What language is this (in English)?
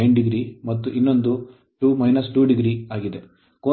Kannada